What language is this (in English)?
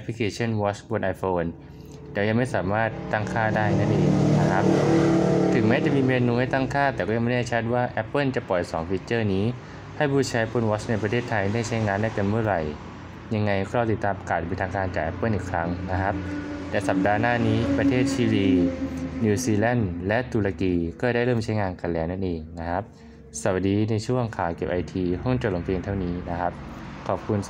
Thai